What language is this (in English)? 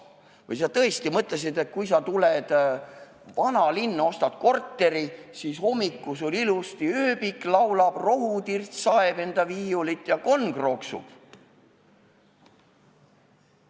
Estonian